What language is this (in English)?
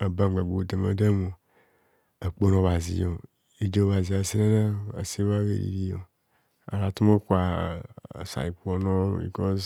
Kohumono